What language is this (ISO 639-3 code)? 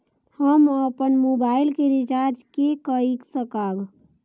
mai